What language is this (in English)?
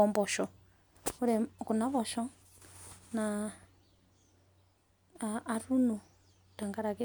Masai